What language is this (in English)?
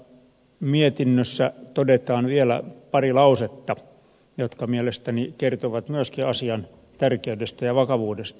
Finnish